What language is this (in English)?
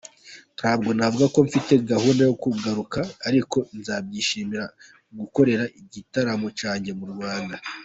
Kinyarwanda